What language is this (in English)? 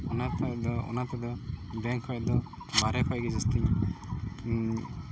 Santali